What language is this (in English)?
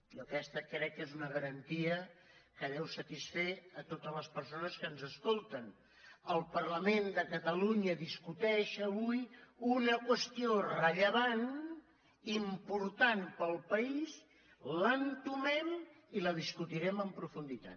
Catalan